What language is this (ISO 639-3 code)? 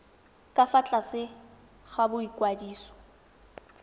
tsn